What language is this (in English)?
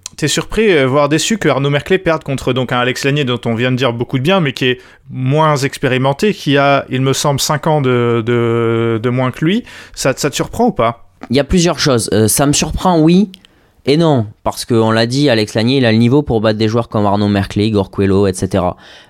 French